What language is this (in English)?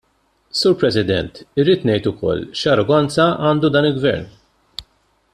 Maltese